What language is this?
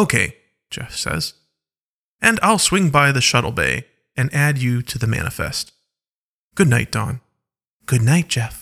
English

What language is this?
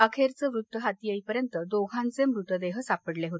Marathi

